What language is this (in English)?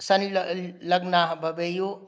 Sanskrit